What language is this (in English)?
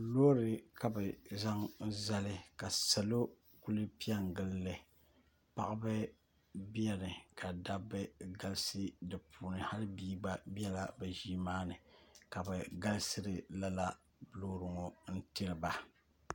Dagbani